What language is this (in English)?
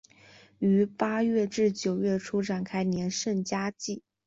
Chinese